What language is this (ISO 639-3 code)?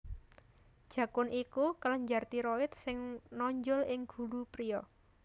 jav